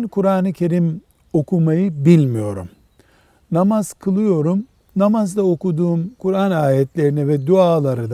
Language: Turkish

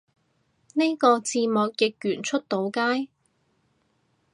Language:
Cantonese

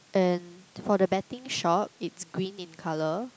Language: English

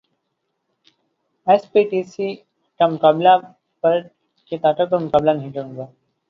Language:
Urdu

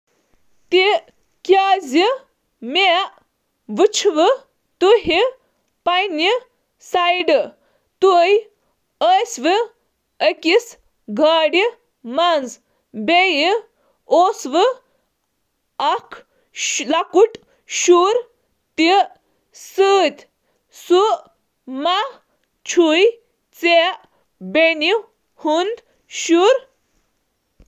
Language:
Kashmiri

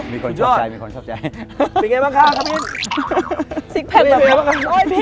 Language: Thai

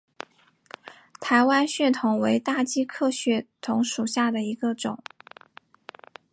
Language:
Chinese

